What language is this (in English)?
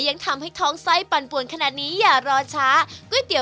Thai